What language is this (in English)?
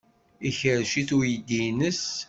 Kabyle